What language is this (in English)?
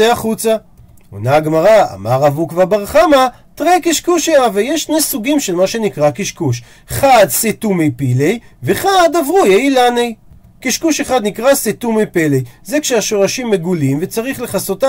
Hebrew